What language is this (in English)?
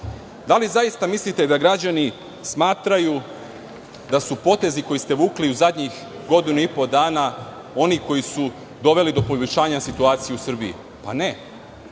Serbian